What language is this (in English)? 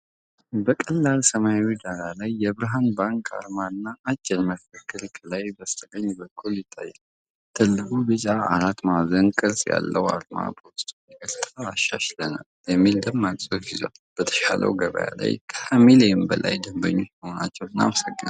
Amharic